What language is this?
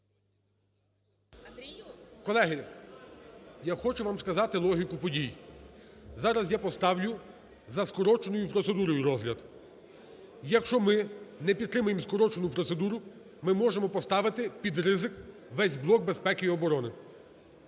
Ukrainian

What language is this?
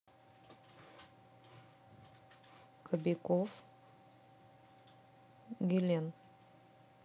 Russian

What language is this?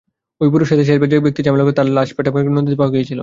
Bangla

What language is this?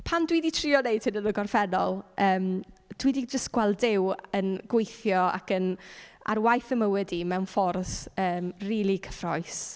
Welsh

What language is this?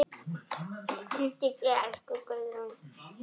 Icelandic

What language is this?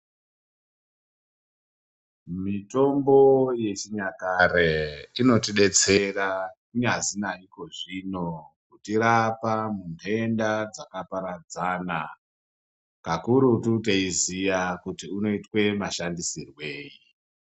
Ndau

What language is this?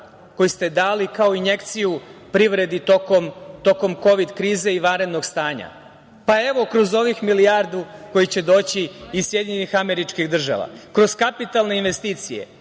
Serbian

